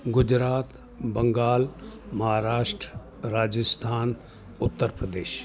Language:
Sindhi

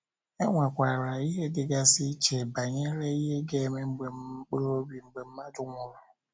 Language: Igbo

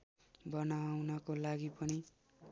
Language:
Nepali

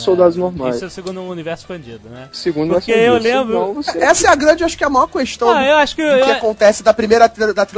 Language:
Portuguese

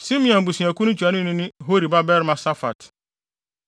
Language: Akan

